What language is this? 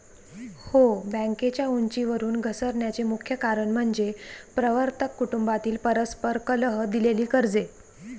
Marathi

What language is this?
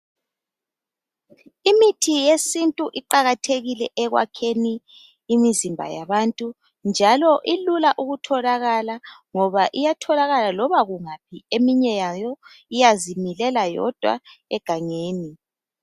North Ndebele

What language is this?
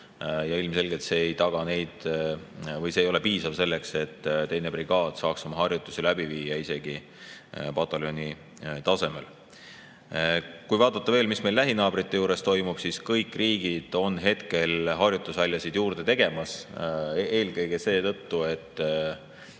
Estonian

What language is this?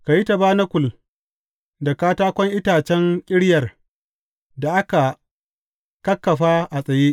Hausa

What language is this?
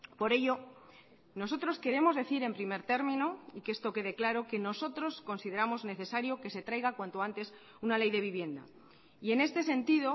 Spanish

